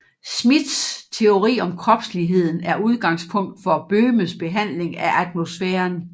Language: Danish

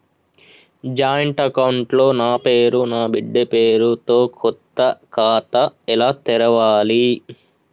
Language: Telugu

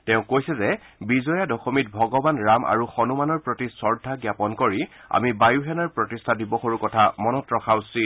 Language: Assamese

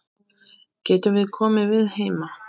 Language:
Icelandic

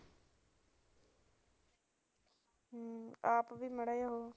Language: Punjabi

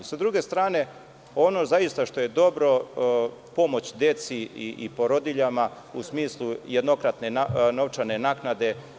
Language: Serbian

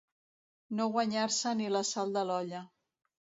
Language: Catalan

